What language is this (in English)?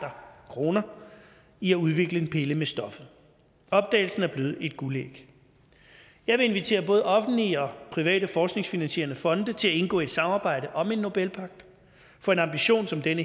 Danish